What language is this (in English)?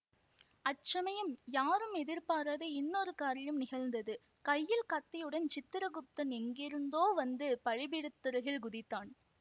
Tamil